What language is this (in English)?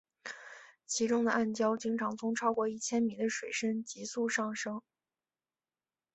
Chinese